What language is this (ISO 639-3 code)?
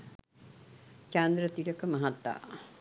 sin